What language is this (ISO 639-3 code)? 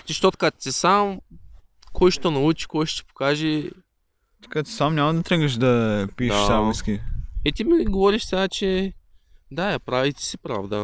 bul